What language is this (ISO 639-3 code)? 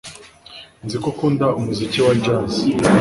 kin